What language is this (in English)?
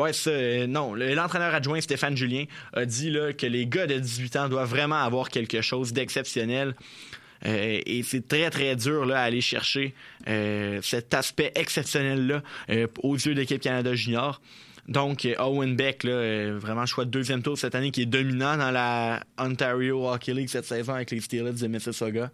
French